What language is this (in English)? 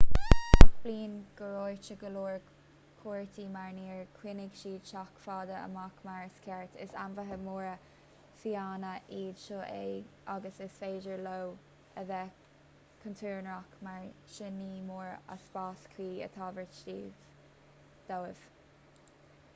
Irish